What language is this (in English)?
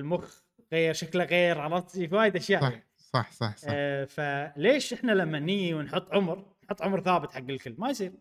Arabic